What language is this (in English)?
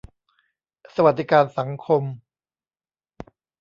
Thai